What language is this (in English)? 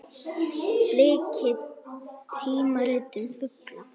Icelandic